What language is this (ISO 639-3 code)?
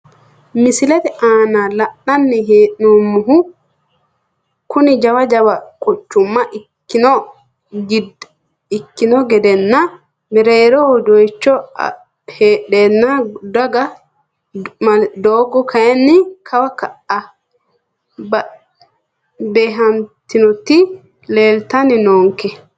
sid